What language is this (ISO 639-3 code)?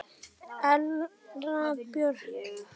isl